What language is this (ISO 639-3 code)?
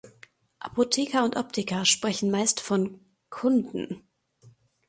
deu